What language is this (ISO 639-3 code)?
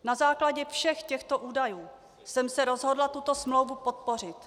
ces